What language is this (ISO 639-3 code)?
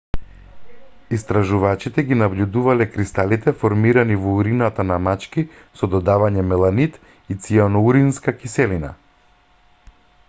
mkd